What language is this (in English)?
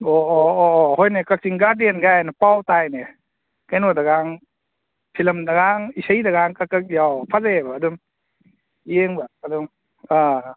Manipuri